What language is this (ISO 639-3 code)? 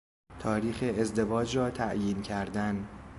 fas